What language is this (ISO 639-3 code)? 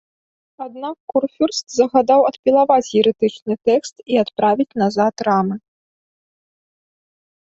bel